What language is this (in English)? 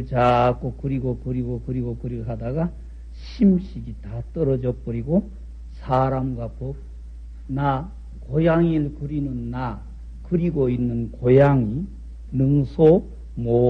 Korean